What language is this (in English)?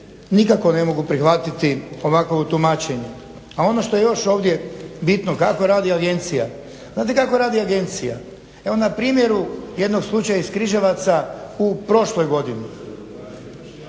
Croatian